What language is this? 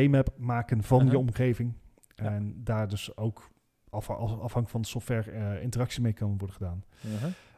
Dutch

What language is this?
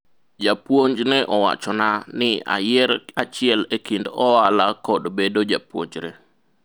Luo (Kenya and Tanzania)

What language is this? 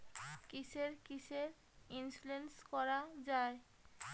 Bangla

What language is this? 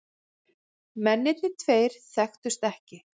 Icelandic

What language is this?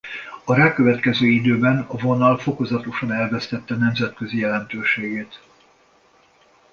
Hungarian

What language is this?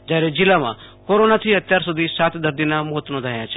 Gujarati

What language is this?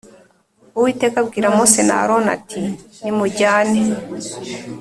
Kinyarwanda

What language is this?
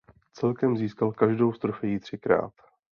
Czech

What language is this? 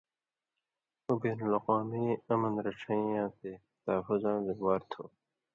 Indus Kohistani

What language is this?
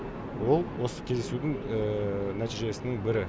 Kazakh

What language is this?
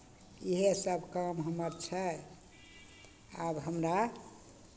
Maithili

